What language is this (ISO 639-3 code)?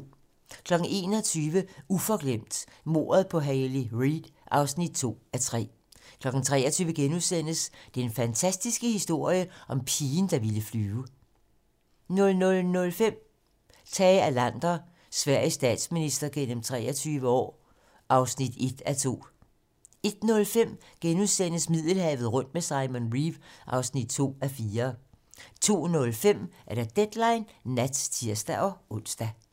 dan